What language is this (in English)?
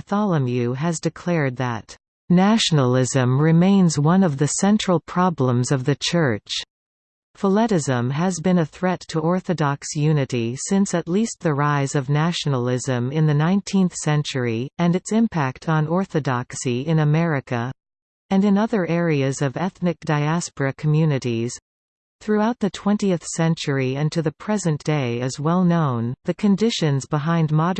English